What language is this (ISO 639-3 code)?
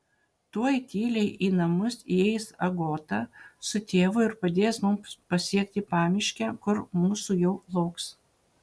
lit